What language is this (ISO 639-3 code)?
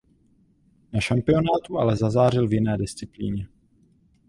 ces